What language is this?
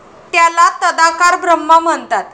Marathi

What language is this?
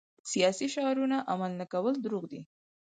Pashto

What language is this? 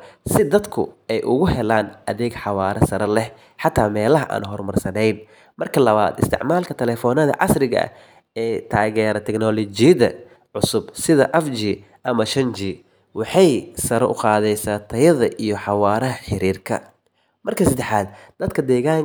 Somali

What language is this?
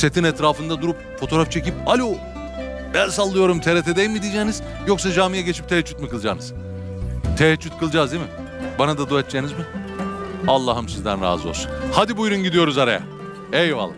Turkish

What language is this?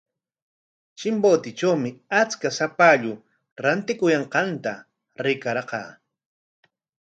Corongo Ancash Quechua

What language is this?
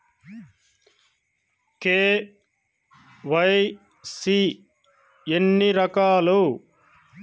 Telugu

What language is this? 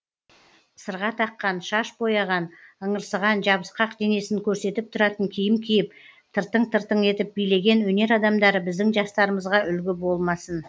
Kazakh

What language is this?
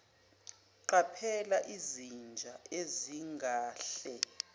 Zulu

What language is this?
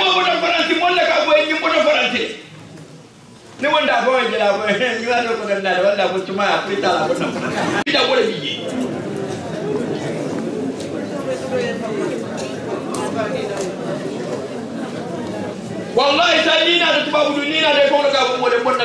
Arabic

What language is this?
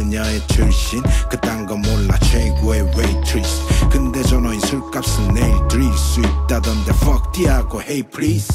Korean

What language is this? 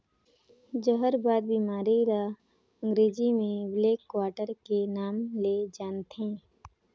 Chhattisgarhi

